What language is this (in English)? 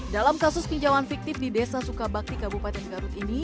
Indonesian